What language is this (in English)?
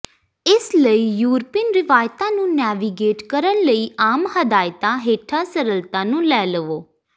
Punjabi